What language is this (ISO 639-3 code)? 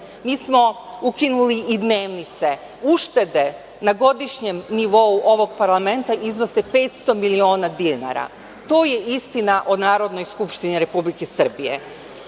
srp